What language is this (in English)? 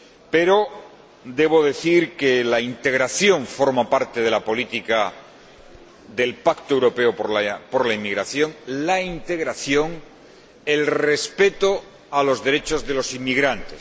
Spanish